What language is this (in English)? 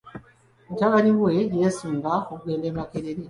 Ganda